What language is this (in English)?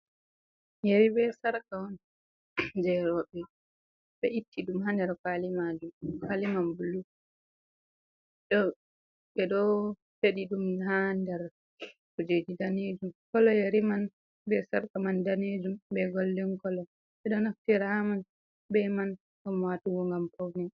Fula